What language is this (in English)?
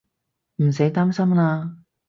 Cantonese